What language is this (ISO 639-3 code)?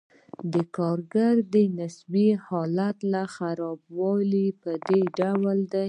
pus